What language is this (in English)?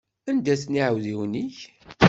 Kabyle